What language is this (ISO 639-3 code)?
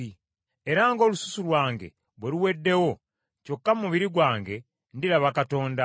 lug